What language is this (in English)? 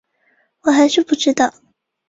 Chinese